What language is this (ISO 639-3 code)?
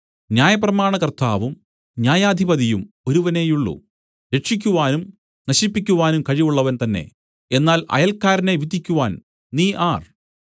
mal